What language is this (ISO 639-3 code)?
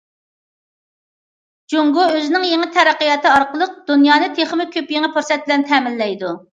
uig